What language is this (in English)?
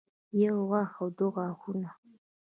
Pashto